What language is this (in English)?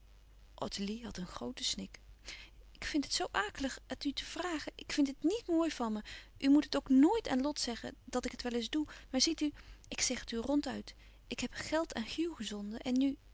Dutch